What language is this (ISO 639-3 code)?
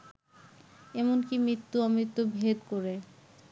ben